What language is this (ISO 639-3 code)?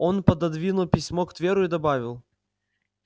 rus